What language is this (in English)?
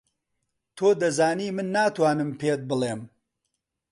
Central Kurdish